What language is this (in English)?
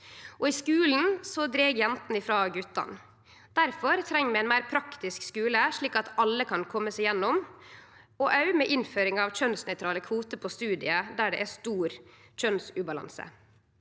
Norwegian